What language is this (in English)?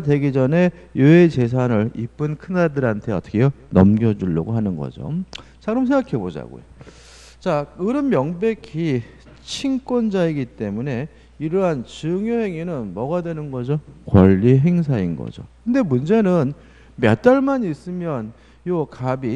Korean